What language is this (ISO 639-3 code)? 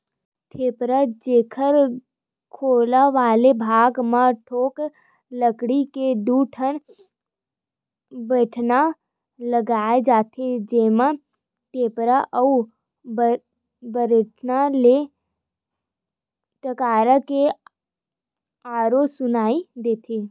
hne